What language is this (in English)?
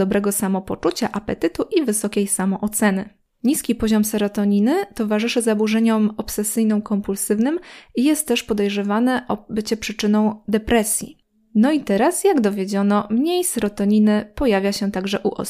Polish